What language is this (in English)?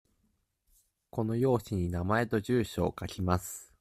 Japanese